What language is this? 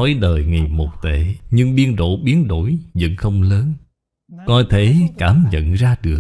Vietnamese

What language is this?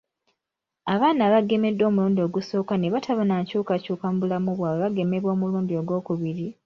Ganda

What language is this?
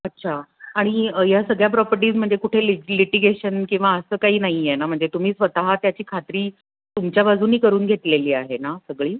Marathi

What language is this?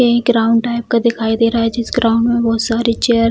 Hindi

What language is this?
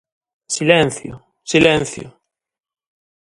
Galician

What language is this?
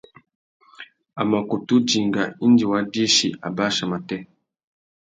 Tuki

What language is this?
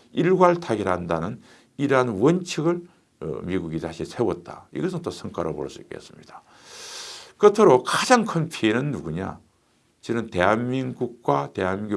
Korean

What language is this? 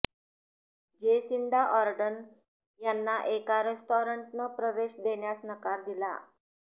Marathi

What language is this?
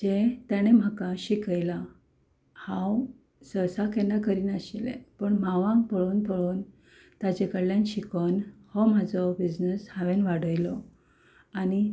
Konkani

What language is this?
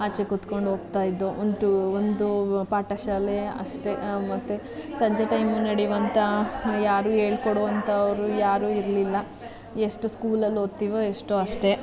Kannada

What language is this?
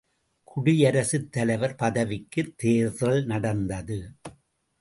Tamil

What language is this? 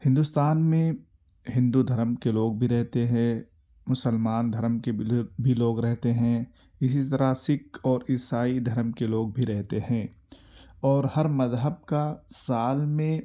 Urdu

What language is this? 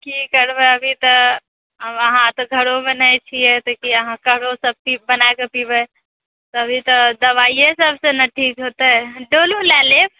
Maithili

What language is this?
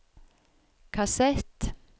Norwegian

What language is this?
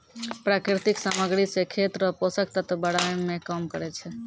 Maithili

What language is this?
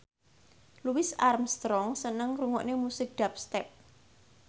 Javanese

